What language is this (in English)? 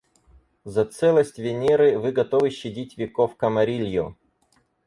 Russian